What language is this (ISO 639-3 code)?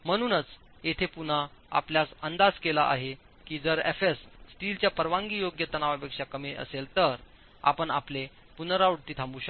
mar